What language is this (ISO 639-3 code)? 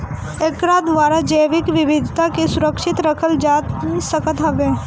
bho